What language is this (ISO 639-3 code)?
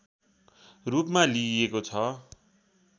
nep